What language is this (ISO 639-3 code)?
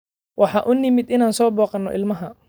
som